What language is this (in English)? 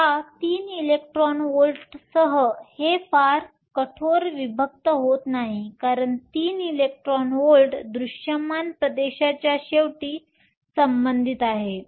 Marathi